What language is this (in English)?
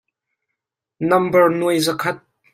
Hakha Chin